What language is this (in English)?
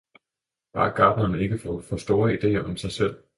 Danish